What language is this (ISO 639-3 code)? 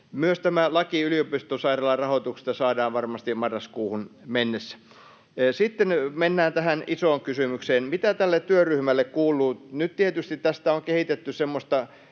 fin